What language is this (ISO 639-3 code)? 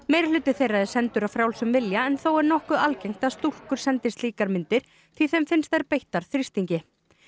isl